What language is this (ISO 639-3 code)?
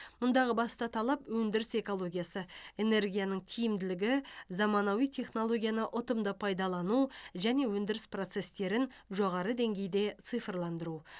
kaz